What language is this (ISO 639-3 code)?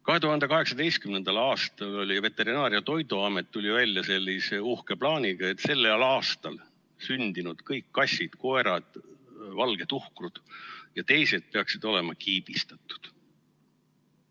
est